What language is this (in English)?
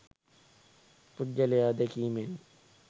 Sinhala